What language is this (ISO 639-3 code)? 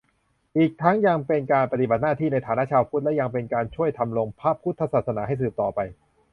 tha